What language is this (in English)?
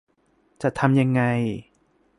Thai